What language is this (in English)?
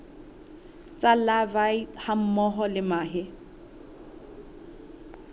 Southern Sotho